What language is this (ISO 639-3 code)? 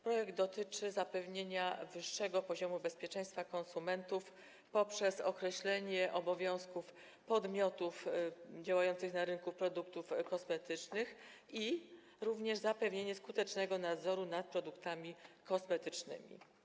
pol